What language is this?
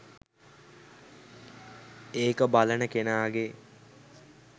Sinhala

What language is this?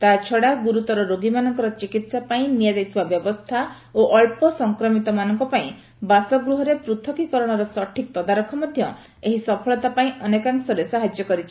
Odia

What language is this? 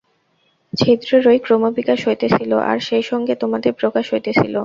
Bangla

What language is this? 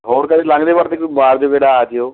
Punjabi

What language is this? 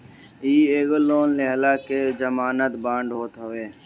Bhojpuri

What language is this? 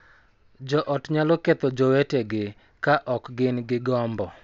Luo (Kenya and Tanzania)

